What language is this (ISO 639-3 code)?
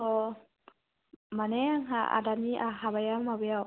brx